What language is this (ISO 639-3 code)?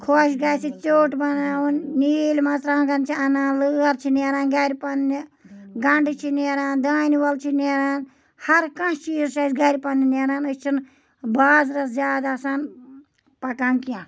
kas